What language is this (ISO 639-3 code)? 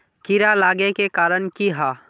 mag